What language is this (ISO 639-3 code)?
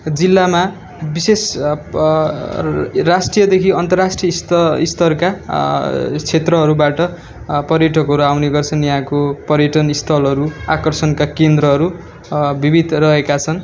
nep